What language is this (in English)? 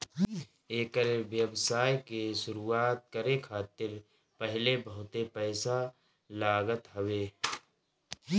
Bhojpuri